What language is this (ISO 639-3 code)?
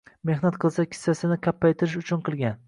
uzb